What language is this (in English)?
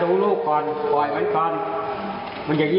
Thai